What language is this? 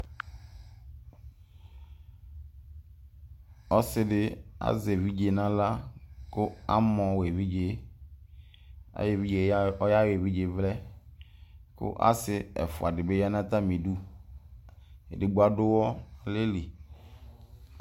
Ikposo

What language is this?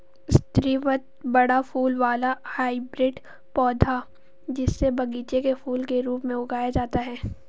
Hindi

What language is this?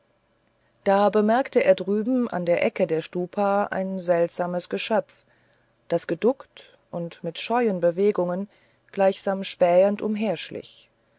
German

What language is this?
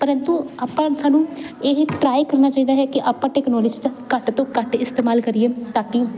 Punjabi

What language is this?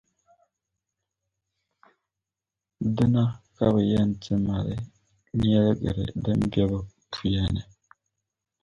Dagbani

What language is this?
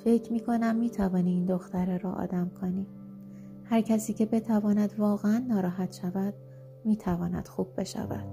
Persian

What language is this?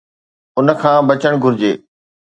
Sindhi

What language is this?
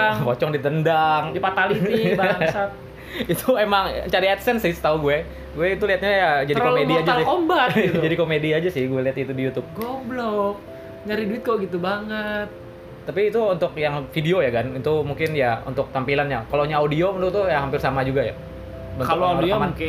Indonesian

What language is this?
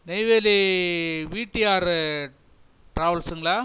Tamil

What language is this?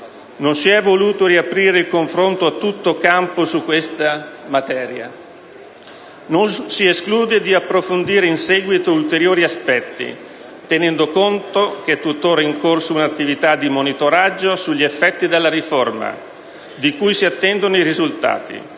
Italian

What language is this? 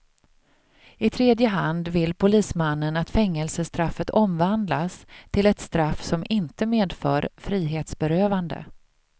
Swedish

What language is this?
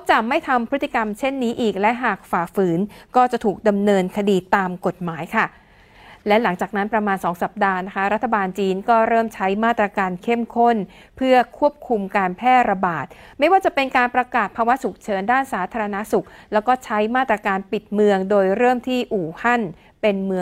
Thai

